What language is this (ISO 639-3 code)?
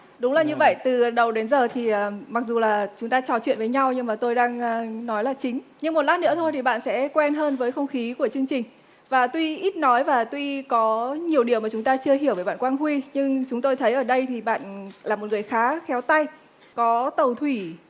vie